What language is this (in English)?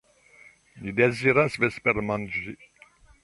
Esperanto